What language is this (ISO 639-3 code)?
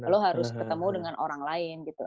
ind